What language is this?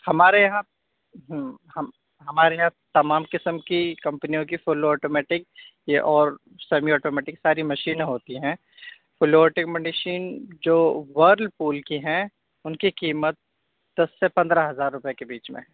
Urdu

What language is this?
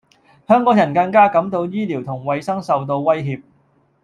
Cantonese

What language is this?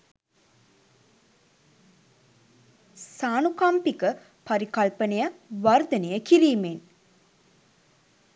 Sinhala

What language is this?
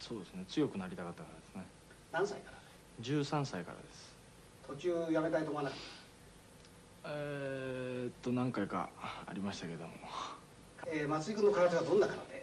Japanese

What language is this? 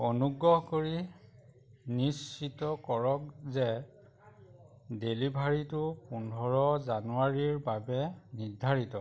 Assamese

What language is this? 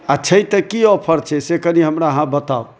Maithili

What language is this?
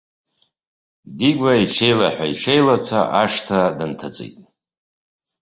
Abkhazian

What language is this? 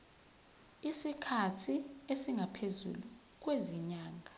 Zulu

